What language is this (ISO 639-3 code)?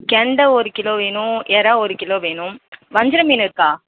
tam